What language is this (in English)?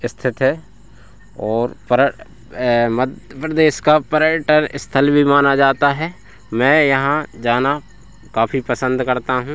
Hindi